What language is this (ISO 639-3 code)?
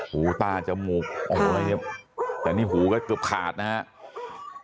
tha